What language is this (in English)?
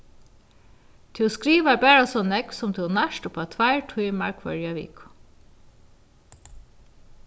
Faroese